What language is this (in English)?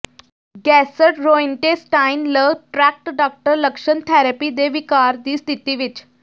Punjabi